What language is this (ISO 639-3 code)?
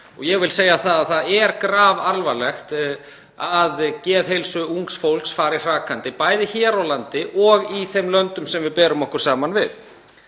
isl